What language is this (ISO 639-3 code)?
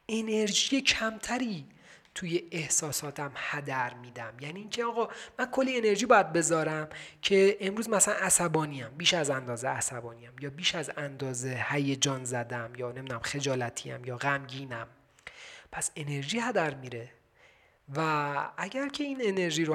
fas